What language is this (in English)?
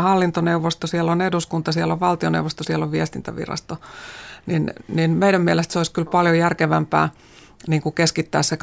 Finnish